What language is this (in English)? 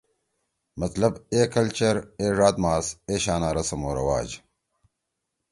Torwali